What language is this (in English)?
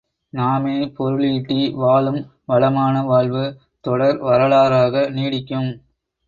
Tamil